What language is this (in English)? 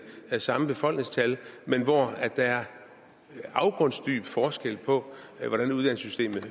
Danish